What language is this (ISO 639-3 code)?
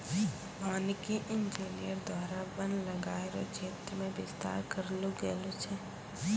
mai